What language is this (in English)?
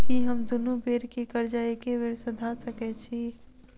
Maithili